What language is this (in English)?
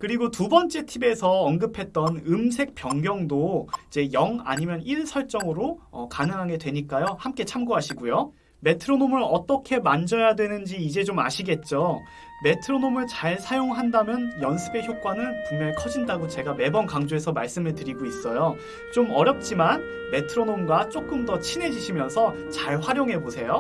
Korean